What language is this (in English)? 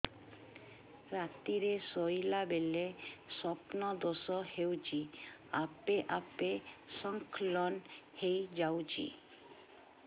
Odia